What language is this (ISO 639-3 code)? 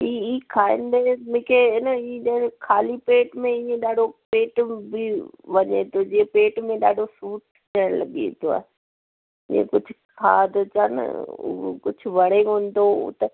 snd